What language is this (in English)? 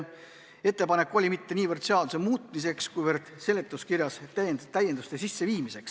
Estonian